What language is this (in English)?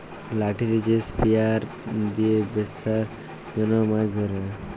Bangla